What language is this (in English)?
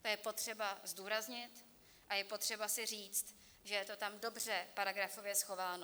Czech